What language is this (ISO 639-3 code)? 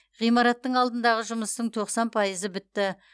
kaz